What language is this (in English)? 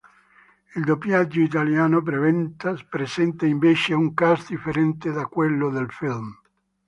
Italian